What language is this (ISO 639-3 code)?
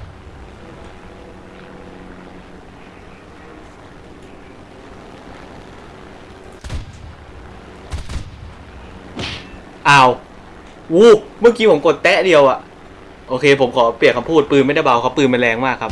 tha